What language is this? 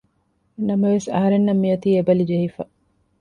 Divehi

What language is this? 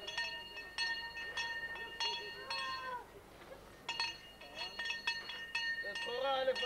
Hebrew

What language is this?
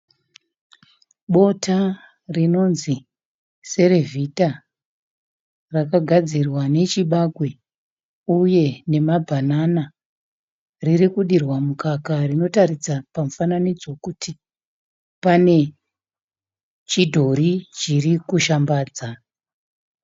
Shona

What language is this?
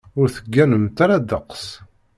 Kabyle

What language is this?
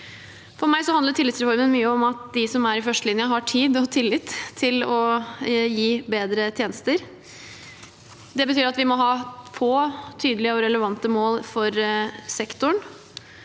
Norwegian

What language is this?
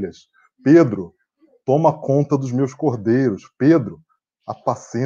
Portuguese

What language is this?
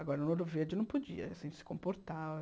Portuguese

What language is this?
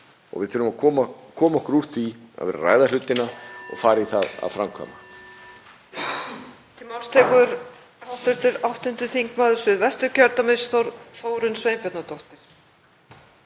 Icelandic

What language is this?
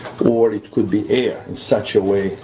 English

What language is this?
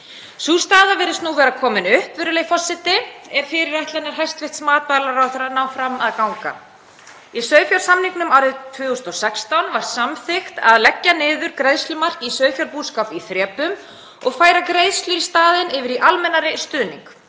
Icelandic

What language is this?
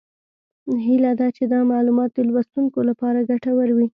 Pashto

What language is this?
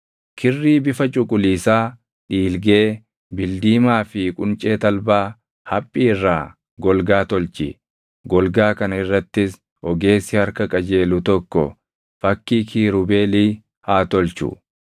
Oromo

